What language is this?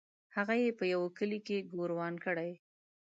Pashto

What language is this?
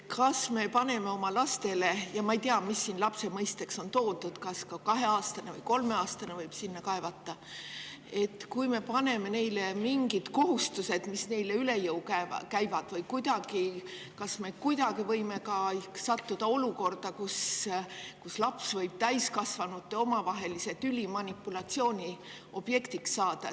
Estonian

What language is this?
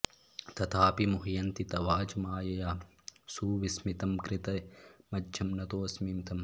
Sanskrit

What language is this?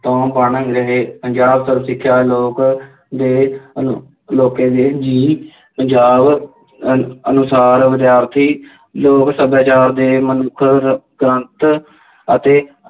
Punjabi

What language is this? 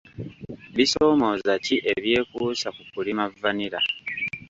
Ganda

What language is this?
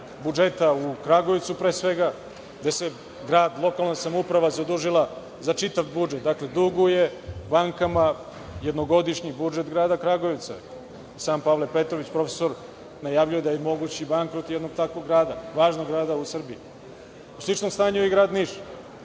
Serbian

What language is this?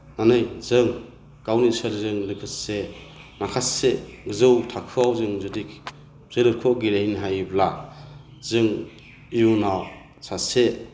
Bodo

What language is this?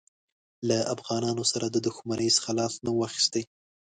Pashto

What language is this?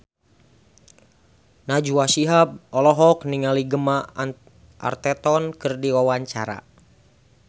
Sundanese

